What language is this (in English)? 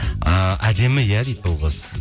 Kazakh